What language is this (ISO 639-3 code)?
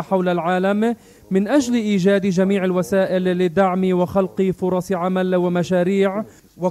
ara